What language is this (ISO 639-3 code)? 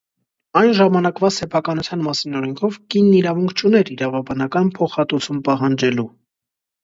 hye